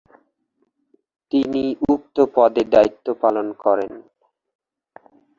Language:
Bangla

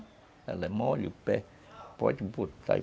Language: Portuguese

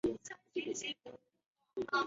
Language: Chinese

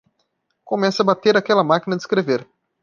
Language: Portuguese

